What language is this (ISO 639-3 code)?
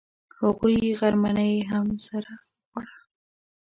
pus